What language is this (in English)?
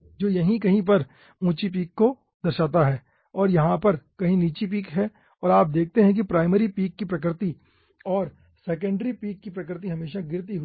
Hindi